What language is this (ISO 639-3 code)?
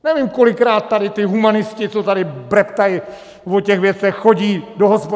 ces